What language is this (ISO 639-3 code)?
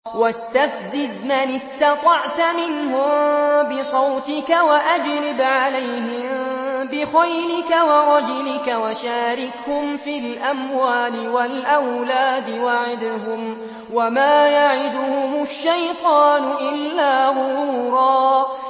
ara